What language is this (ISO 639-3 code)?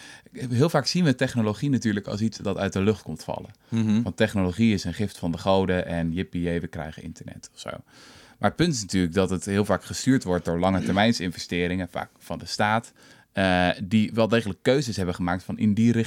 nld